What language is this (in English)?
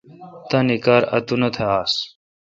Kalkoti